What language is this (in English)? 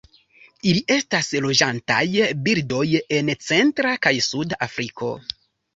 Esperanto